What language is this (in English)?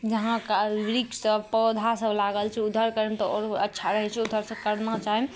Maithili